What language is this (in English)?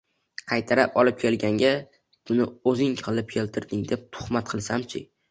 Uzbek